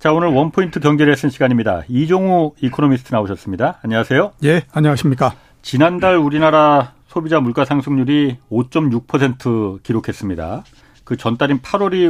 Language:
Korean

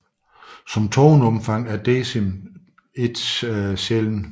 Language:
Danish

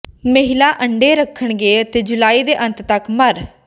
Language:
Punjabi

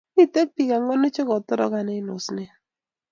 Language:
Kalenjin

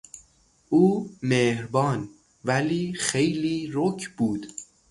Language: Persian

